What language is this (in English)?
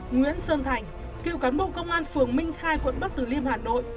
Vietnamese